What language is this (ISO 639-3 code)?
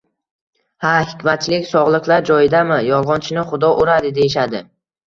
uzb